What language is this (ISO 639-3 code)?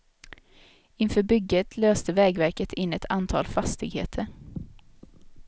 swe